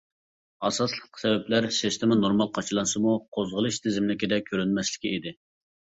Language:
Uyghur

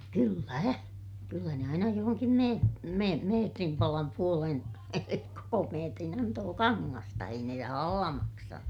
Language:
Finnish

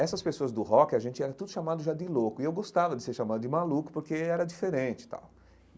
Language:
Portuguese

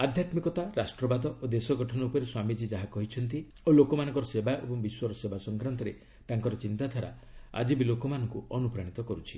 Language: Odia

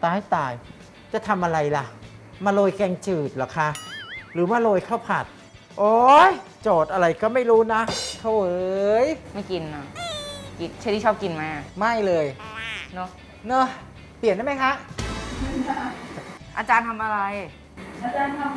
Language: Thai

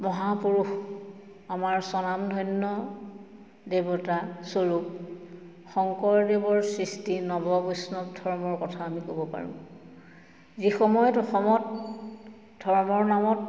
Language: Assamese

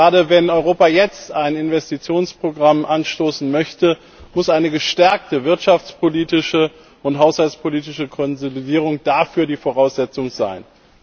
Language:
German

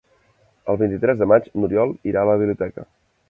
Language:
Catalan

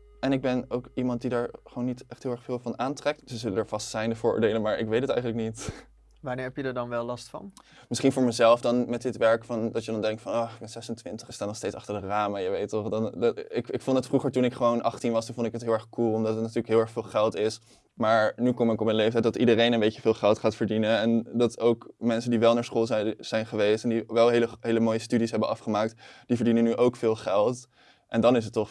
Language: Dutch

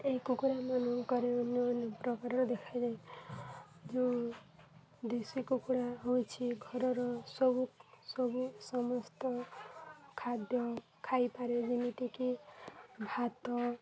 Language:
Odia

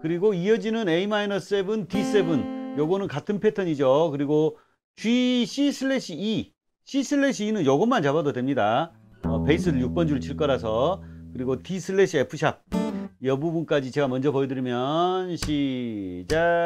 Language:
Korean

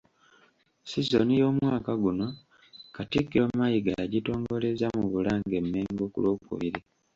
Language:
Ganda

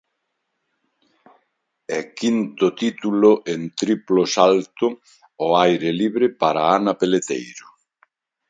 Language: Galician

